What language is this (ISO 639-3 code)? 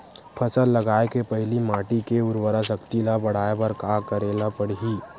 hne